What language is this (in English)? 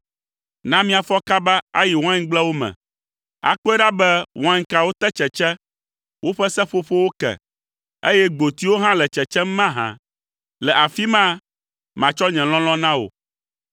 Ewe